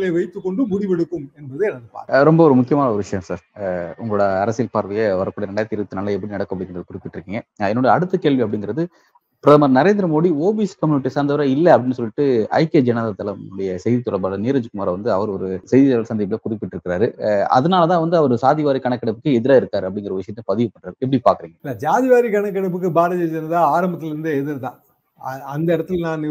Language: Tamil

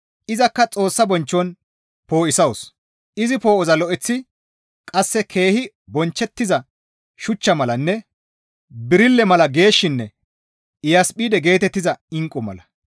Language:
Gamo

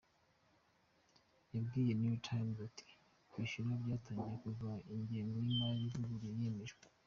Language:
Kinyarwanda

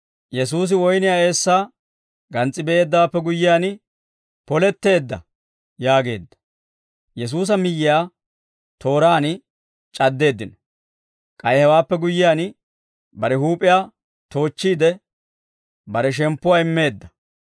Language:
Dawro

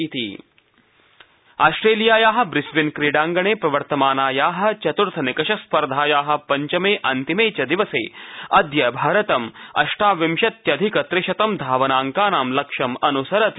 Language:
Sanskrit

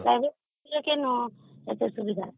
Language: Odia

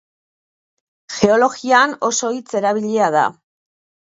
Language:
Basque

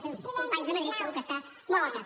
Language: Catalan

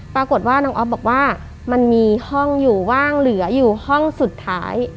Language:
Thai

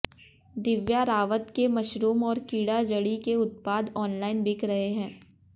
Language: Hindi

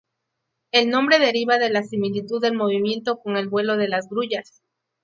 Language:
Spanish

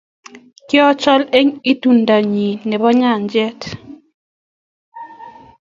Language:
Kalenjin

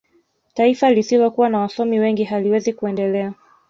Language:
Swahili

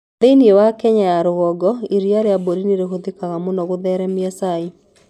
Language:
Kikuyu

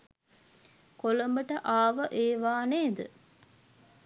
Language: Sinhala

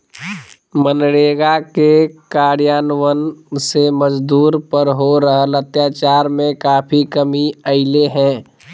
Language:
Magahi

